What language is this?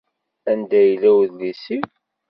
Kabyle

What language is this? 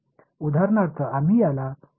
Marathi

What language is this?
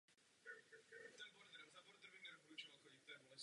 Czech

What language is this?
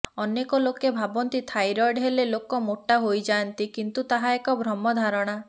Odia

